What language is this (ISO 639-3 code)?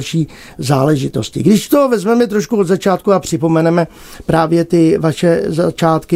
ces